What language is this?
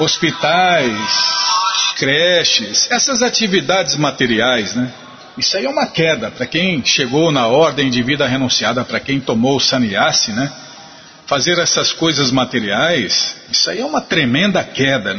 Portuguese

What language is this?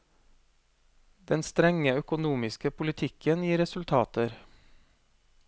Norwegian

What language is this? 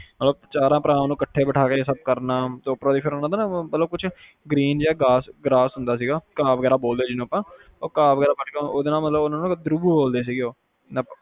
Punjabi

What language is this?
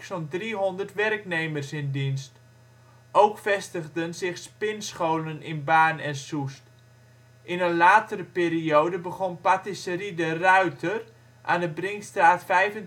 Dutch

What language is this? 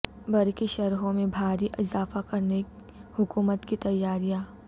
Urdu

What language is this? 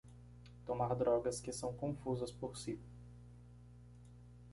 Portuguese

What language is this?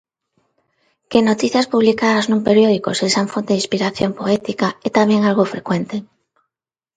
Galician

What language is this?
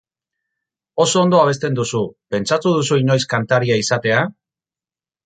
Basque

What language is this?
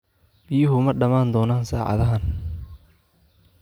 Somali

